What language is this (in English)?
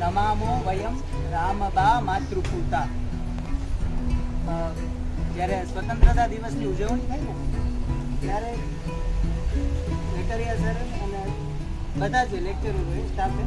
Gujarati